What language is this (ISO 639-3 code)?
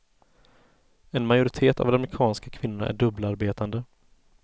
swe